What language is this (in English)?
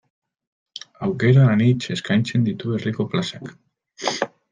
Basque